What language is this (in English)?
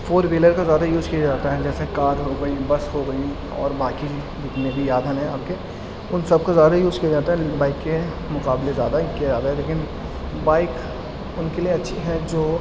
Urdu